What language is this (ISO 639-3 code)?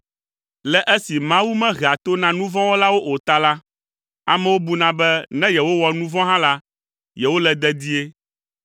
ewe